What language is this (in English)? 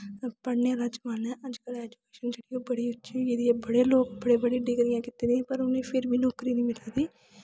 Dogri